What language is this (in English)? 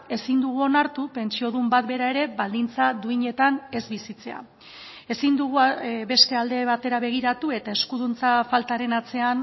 Basque